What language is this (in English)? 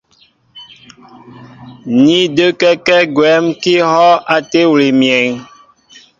Mbo (Cameroon)